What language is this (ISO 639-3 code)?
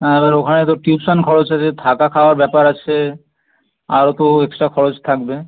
ben